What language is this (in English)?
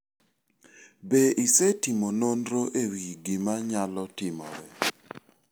Luo (Kenya and Tanzania)